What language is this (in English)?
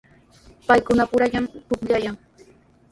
Sihuas Ancash Quechua